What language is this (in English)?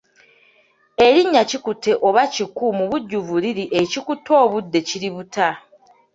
Ganda